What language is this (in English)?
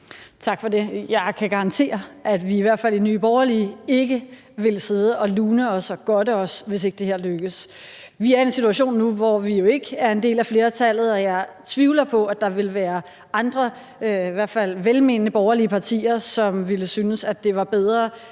Danish